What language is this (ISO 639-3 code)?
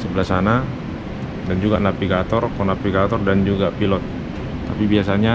ind